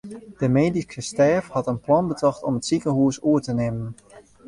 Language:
Western Frisian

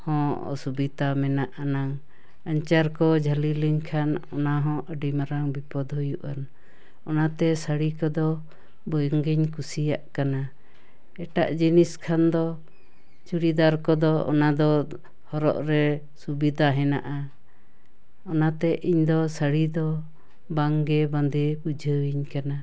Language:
Santali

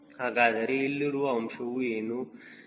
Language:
Kannada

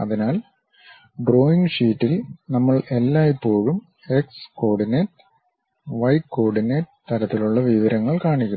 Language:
Malayalam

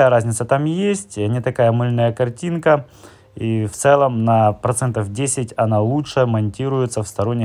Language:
Russian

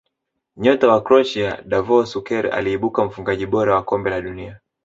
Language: Swahili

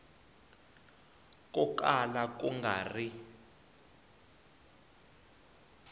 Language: Tsonga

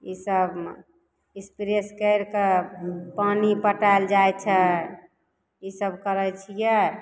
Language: Maithili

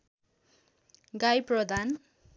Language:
Nepali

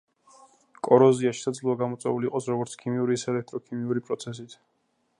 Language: Georgian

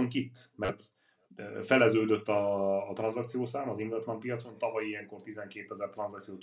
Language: Hungarian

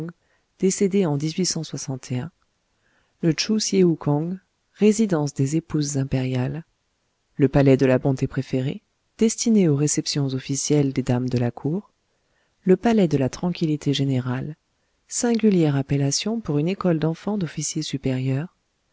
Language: French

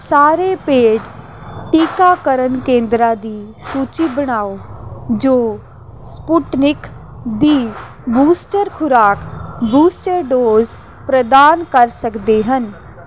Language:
Punjabi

